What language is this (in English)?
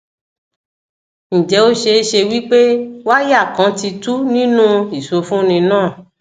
Yoruba